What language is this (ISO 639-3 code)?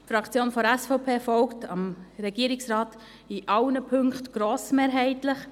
gsw